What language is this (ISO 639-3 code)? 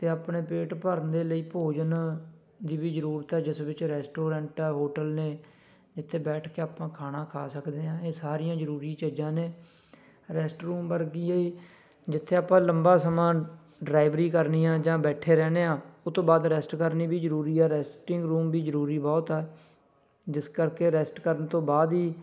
pan